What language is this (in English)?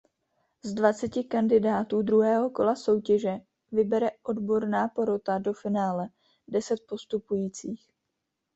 Czech